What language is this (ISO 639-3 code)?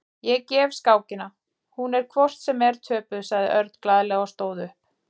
isl